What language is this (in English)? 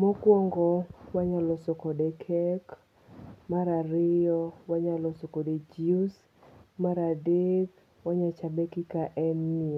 Luo (Kenya and Tanzania)